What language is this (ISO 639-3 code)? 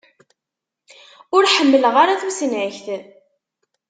kab